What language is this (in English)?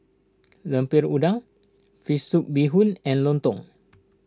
English